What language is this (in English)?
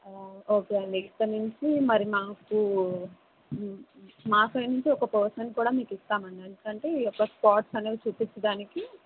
Telugu